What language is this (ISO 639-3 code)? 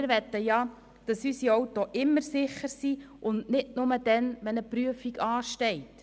gsw